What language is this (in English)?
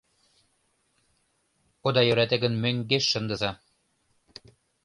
Mari